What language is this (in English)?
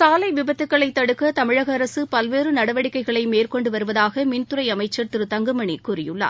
Tamil